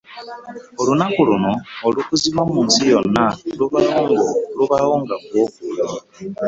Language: Ganda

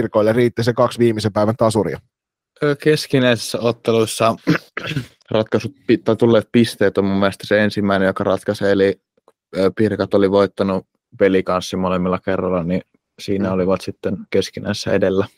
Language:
Finnish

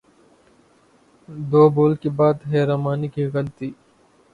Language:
Urdu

